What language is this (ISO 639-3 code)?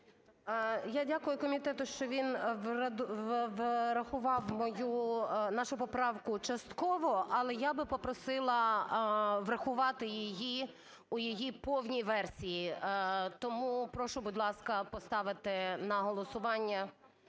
ukr